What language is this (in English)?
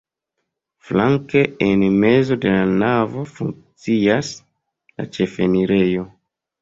Esperanto